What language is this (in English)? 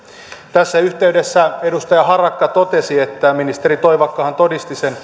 Finnish